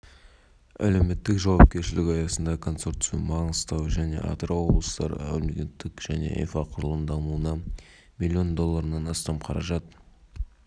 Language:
Kazakh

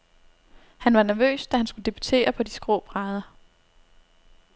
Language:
Danish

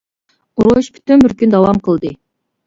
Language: Uyghur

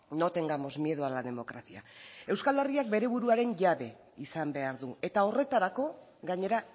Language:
Basque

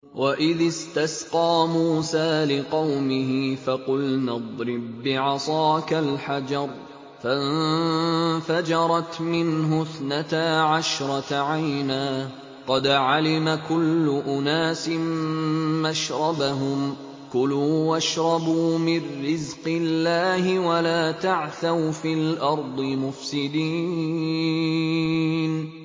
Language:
Arabic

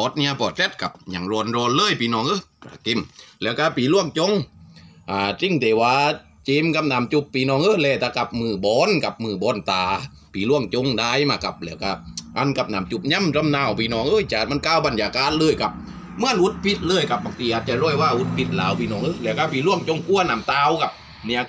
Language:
Thai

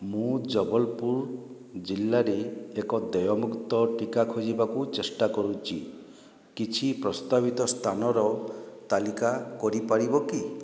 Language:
Odia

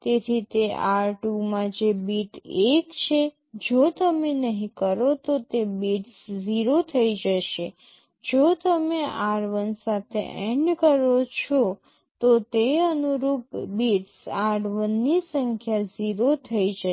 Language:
Gujarati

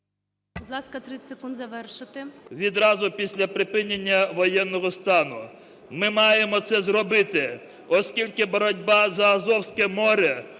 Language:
Ukrainian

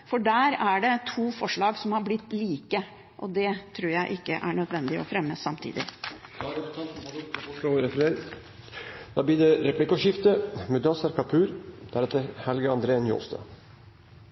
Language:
Norwegian Bokmål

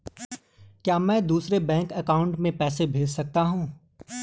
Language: Hindi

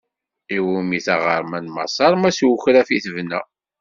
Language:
Kabyle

